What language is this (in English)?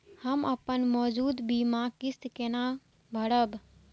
Maithili